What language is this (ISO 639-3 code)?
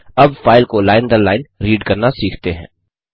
hin